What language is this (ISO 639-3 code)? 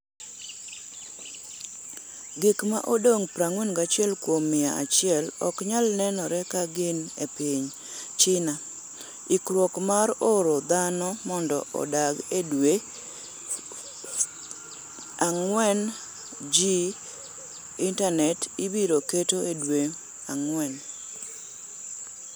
luo